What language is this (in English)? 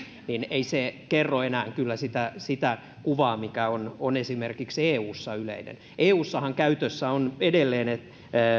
Finnish